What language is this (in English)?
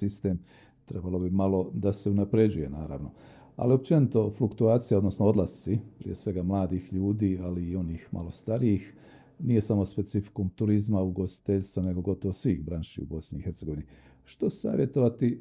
Croatian